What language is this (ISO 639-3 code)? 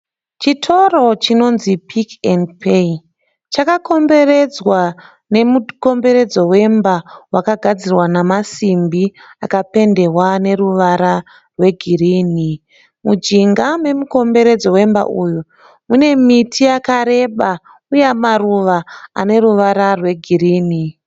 sna